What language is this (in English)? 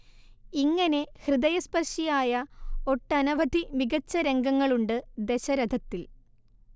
Malayalam